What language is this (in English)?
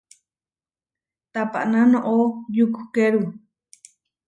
Huarijio